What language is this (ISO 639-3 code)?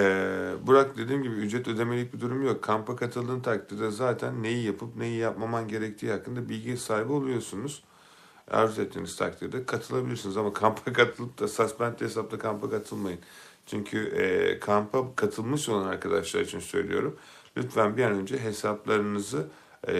tur